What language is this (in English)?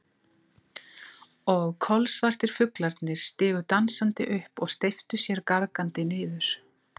Icelandic